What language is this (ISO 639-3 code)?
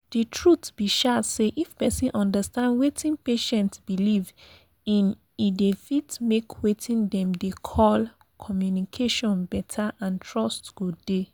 pcm